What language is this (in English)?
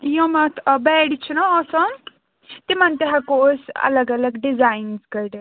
Kashmiri